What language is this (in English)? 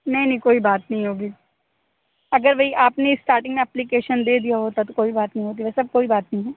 Urdu